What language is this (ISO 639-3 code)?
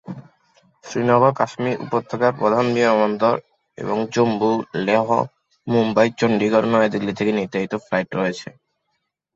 ben